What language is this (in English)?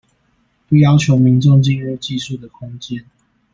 Chinese